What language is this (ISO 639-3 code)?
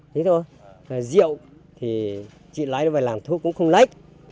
vie